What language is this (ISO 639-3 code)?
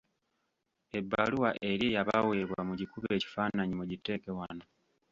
lug